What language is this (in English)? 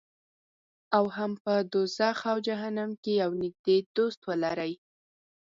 Pashto